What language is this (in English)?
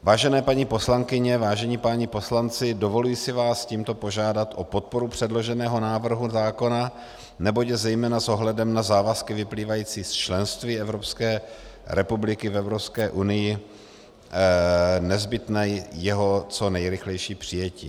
Czech